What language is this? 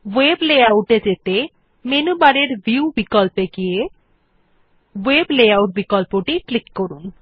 Bangla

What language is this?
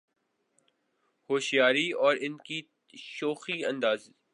Urdu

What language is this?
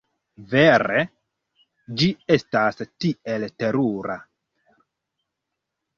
Esperanto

